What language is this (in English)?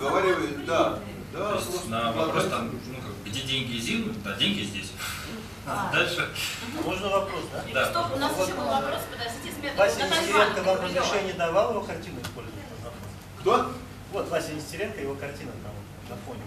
Russian